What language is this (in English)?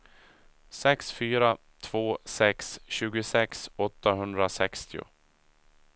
Swedish